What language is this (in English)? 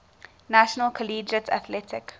English